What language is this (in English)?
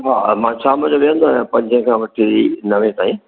Sindhi